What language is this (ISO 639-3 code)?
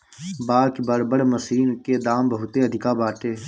bho